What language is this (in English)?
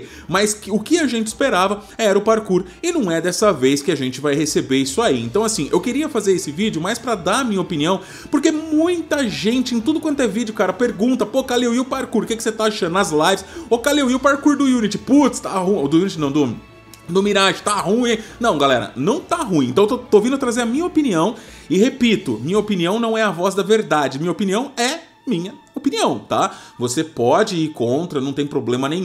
Portuguese